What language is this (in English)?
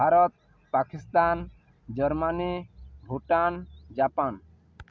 Odia